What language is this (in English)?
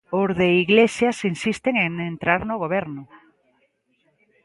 Galician